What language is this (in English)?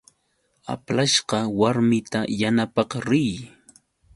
Yauyos Quechua